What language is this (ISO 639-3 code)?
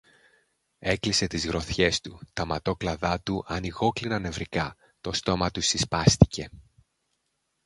ell